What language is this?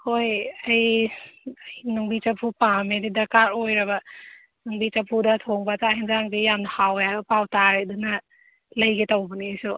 Manipuri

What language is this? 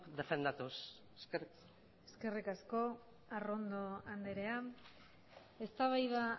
Basque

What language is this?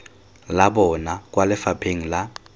Tswana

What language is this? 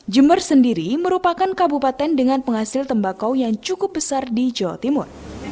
Indonesian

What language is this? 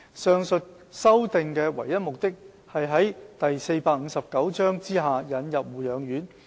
Cantonese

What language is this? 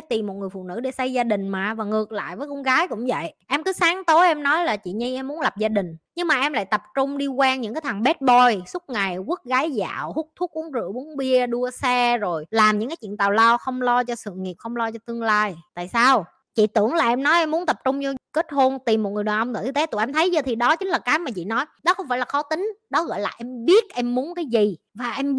Vietnamese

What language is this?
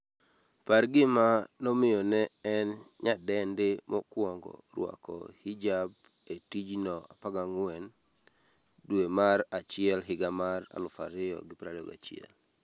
Luo (Kenya and Tanzania)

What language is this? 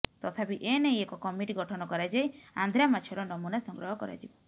Odia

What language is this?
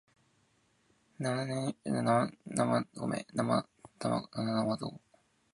Japanese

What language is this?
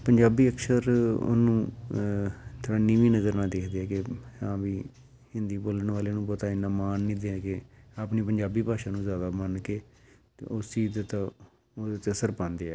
Punjabi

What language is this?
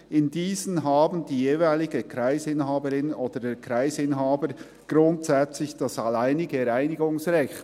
Swiss German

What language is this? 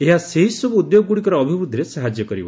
Odia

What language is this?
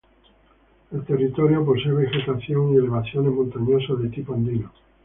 Spanish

